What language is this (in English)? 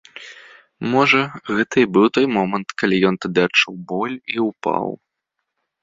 Belarusian